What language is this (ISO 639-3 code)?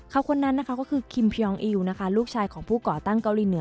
tha